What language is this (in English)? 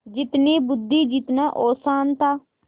Hindi